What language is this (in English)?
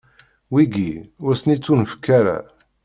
Kabyle